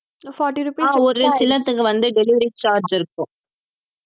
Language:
Tamil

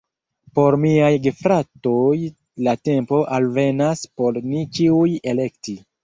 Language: Esperanto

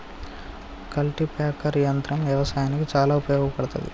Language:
Telugu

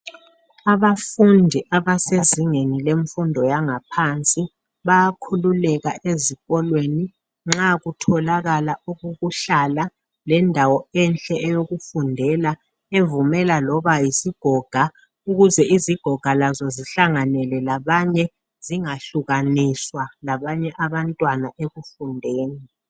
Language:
North Ndebele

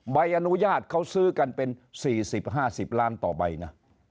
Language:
Thai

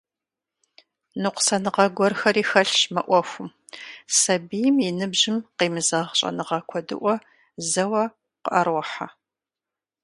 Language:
Kabardian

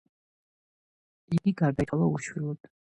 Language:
Georgian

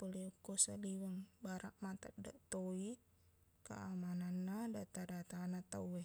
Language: Buginese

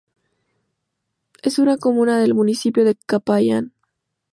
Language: Spanish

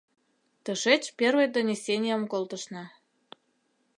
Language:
Mari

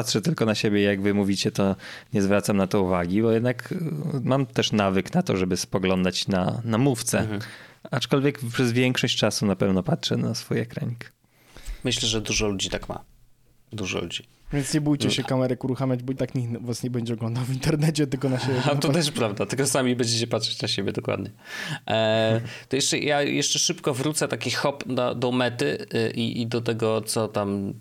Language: Polish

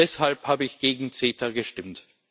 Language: German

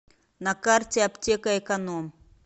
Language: Russian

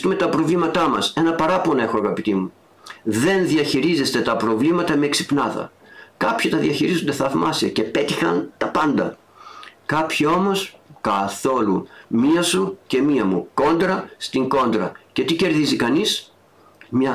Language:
Greek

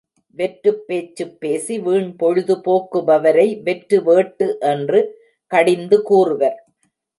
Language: Tamil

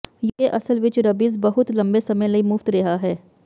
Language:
Punjabi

